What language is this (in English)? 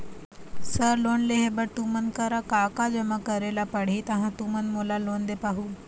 Chhattisgarhi